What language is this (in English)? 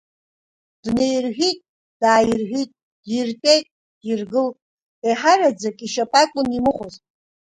Abkhazian